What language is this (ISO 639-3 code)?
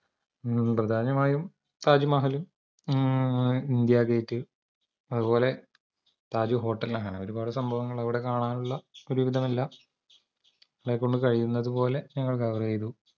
mal